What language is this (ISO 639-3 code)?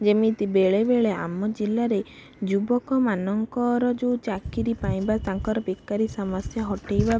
ori